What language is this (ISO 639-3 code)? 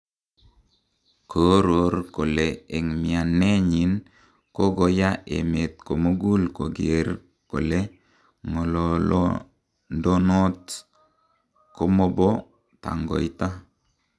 kln